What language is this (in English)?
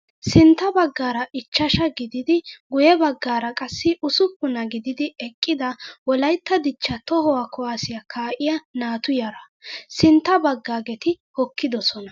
Wolaytta